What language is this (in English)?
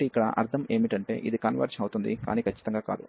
Telugu